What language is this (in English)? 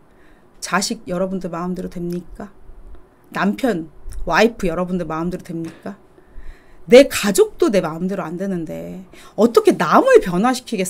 Korean